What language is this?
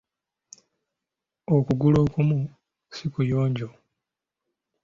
Ganda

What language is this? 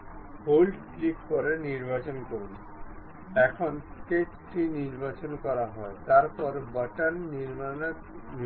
Bangla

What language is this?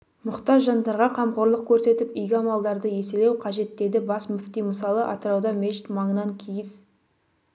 Kazakh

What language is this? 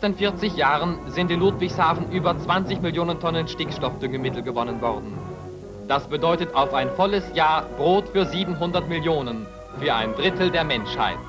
German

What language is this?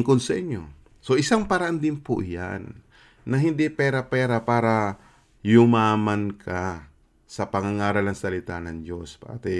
Filipino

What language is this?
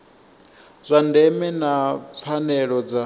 Venda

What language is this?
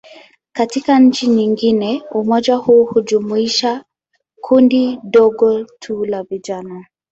Swahili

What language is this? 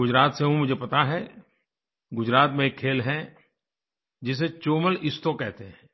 Hindi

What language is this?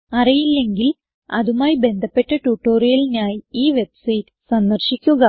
Malayalam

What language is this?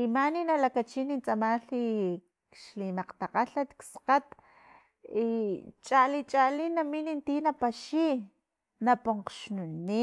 Filomena Mata-Coahuitlán Totonac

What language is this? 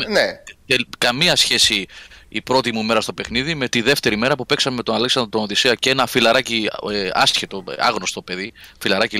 Greek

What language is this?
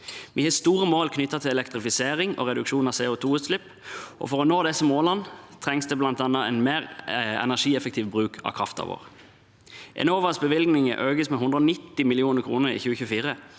Norwegian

